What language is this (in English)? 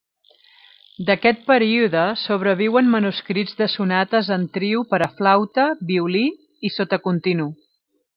Catalan